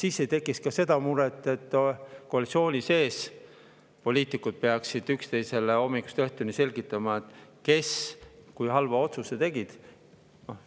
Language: Estonian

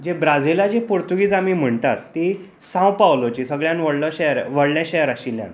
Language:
Konkani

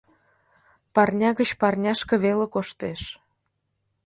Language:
Mari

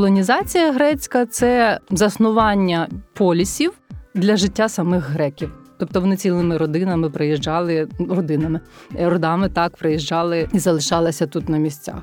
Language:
Ukrainian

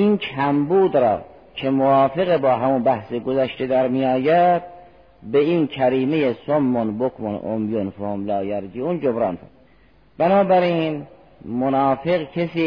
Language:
Persian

